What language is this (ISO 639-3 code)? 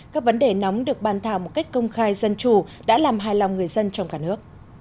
vie